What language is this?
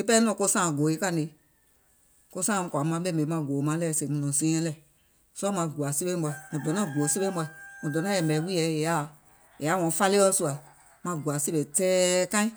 Gola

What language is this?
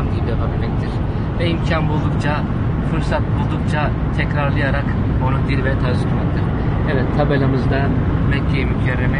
Turkish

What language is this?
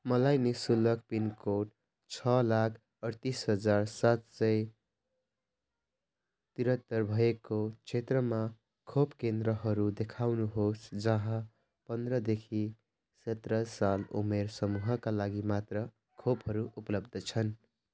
Nepali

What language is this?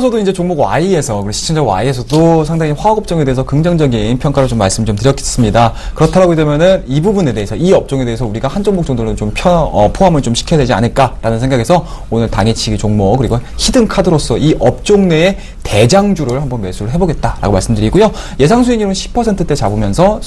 Korean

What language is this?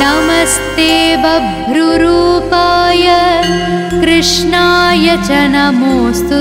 Telugu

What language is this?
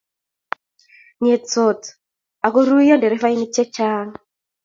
Kalenjin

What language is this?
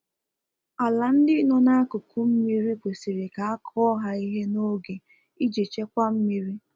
Igbo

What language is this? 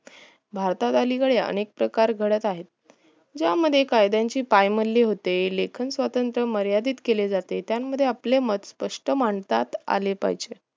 Marathi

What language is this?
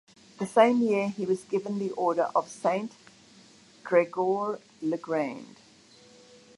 English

